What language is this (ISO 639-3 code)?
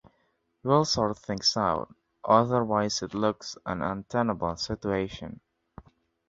eng